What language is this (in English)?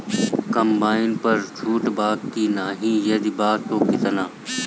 Bhojpuri